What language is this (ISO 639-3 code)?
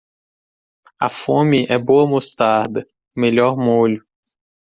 por